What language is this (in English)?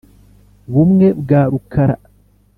Kinyarwanda